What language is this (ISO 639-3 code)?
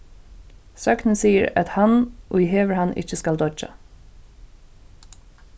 fao